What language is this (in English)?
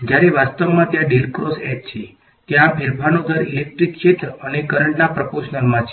Gujarati